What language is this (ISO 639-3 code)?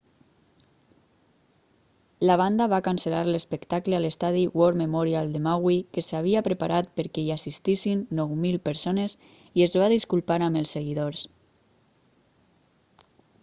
cat